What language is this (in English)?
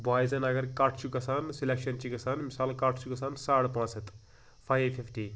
Kashmiri